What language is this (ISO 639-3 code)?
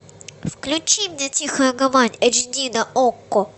rus